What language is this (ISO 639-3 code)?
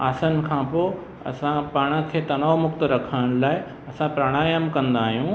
snd